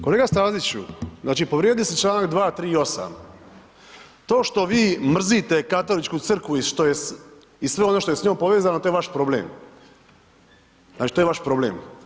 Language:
Croatian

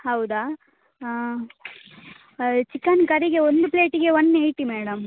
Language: Kannada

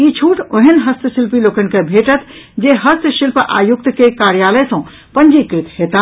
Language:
Maithili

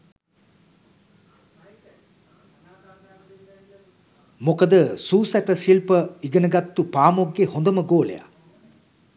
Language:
Sinhala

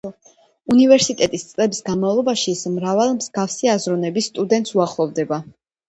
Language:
Georgian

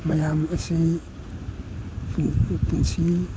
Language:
Manipuri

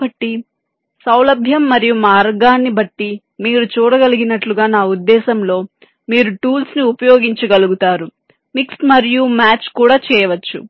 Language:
Telugu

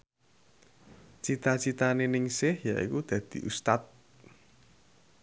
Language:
Javanese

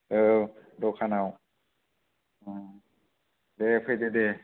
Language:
Bodo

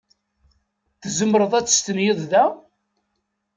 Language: Kabyle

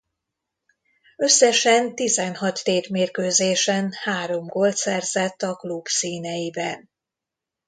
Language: Hungarian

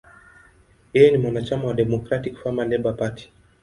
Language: Swahili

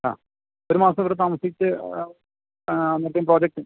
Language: Malayalam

